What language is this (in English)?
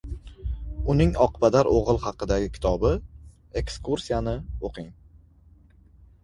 Uzbek